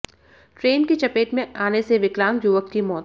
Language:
Hindi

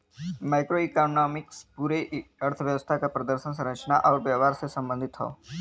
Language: Bhojpuri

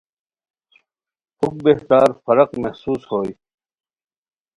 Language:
Khowar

